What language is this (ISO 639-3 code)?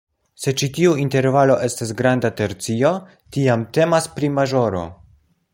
epo